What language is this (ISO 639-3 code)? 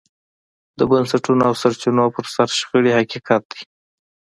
pus